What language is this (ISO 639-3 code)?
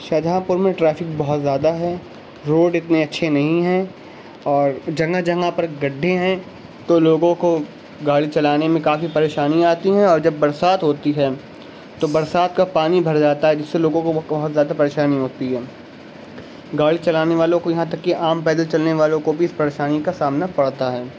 urd